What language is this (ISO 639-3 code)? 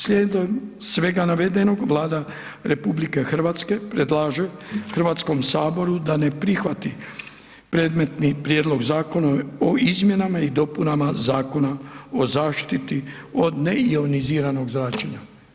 hrv